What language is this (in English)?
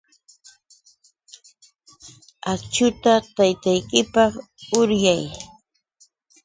Yauyos Quechua